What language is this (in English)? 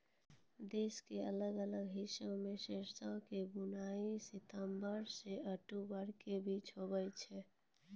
Maithili